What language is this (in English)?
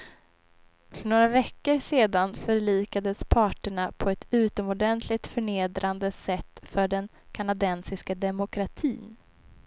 Swedish